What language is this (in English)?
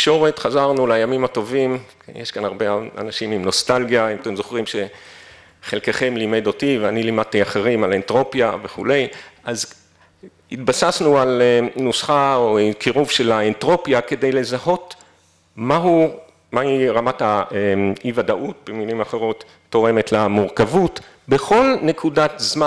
Hebrew